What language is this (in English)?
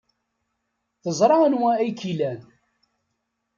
Kabyle